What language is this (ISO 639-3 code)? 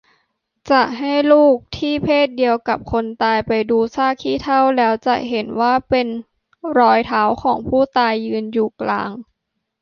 tha